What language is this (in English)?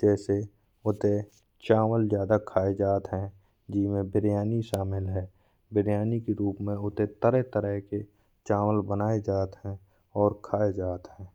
Bundeli